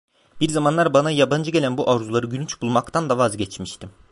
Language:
Turkish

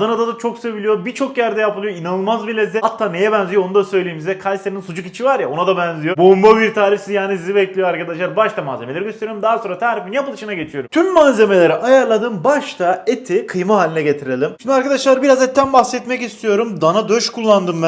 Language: Turkish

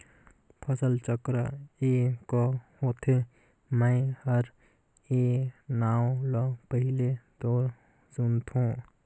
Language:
Chhattisgarhi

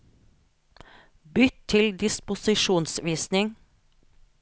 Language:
Norwegian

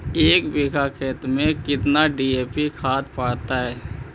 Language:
Magahi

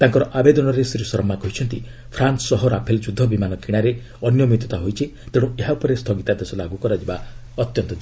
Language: Odia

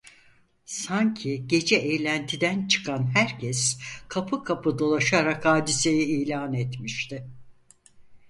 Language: Turkish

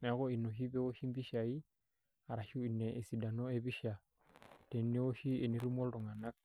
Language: Masai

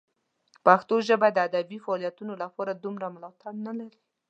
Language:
Pashto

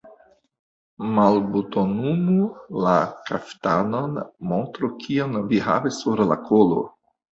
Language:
Esperanto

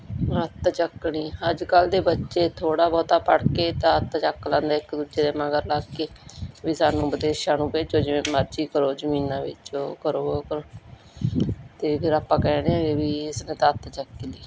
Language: Punjabi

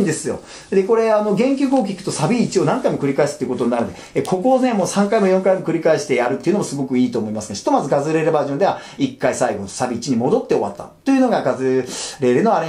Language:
Japanese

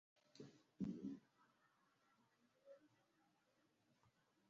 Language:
Basque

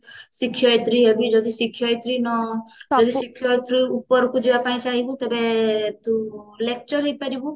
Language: Odia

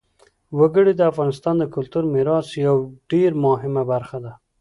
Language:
Pashto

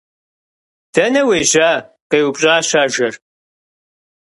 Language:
Kabardian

